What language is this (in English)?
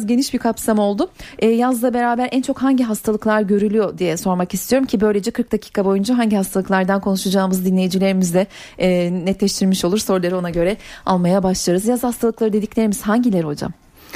Turkish